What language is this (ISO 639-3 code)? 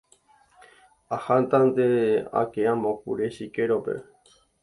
grn